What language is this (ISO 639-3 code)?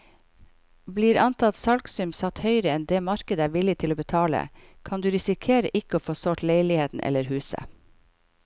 nor